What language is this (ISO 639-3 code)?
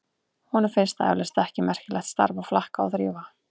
isl